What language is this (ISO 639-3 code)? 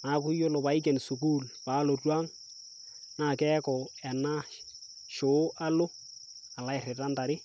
mas